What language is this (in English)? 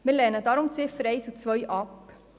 Swiss German